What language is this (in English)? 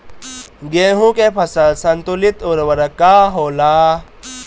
Bhojpuri